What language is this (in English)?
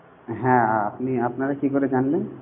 Bangla